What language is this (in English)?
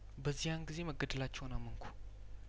Amharic